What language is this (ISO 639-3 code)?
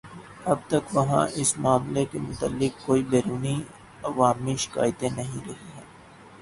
urd